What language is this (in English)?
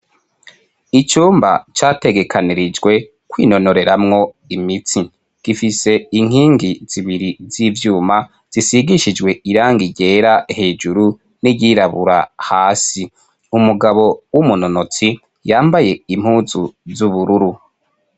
Rundi